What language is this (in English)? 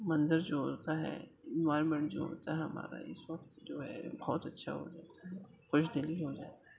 Urdu